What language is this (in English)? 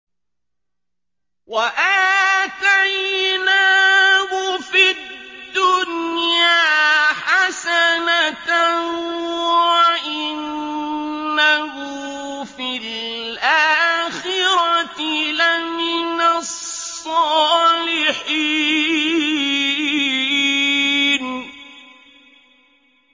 Arabic